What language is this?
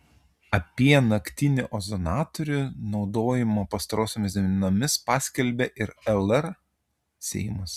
Lithuanian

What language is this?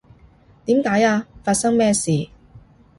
Cantonese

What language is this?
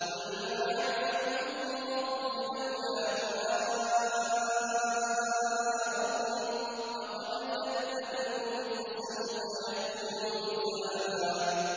Arabic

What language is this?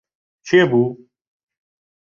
Central Kurdish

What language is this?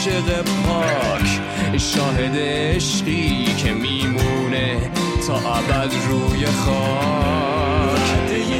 Persian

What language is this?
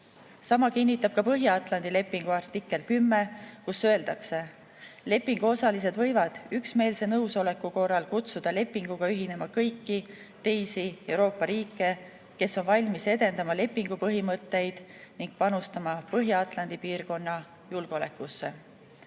Estonian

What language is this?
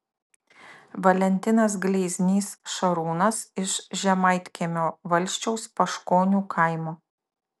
Lithuanian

